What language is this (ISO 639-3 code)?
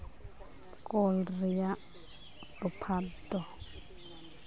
sat